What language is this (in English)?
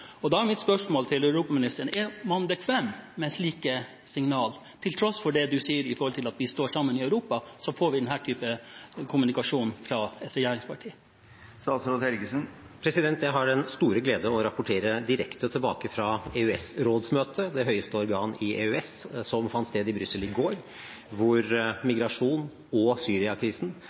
Norwegian Bokmål